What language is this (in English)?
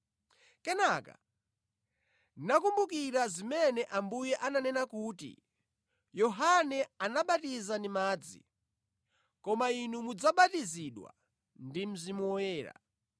Nyanja